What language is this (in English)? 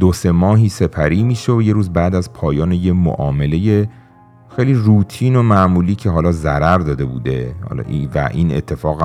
Persian